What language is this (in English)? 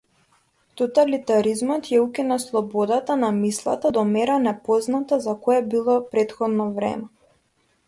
Macedonian